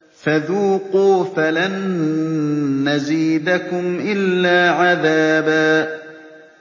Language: Arabic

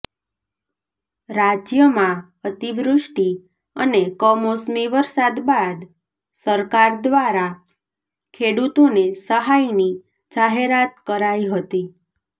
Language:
Gujarati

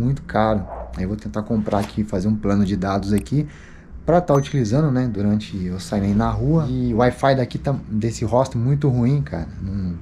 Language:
Portuguese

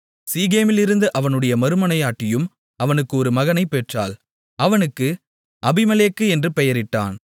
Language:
Tamil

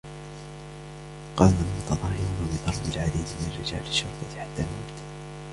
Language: Arabic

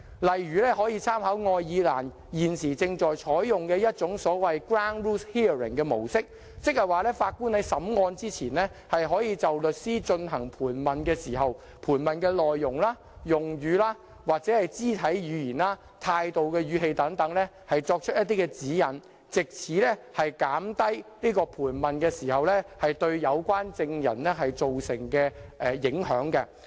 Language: Cantonese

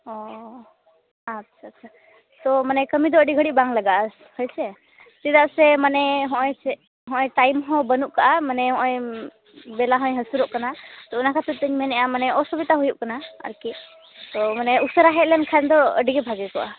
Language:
Santali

